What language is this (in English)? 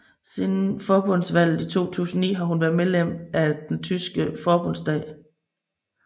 Danish